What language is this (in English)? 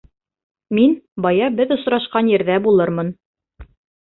Bashkir